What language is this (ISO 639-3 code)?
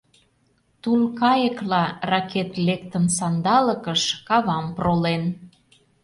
chm